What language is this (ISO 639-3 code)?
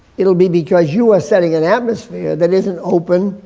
eng